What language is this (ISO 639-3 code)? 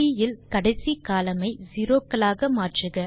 tam